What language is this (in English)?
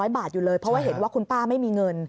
Thai